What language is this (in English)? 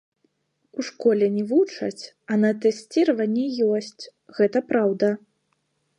Belarusian